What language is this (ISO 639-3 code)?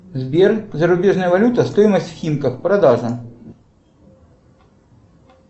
rus